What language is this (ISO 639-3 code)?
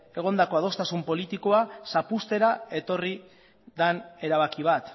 eus